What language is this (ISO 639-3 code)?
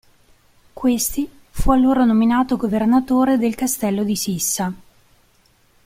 ita